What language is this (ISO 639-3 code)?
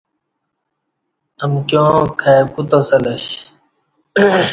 bsh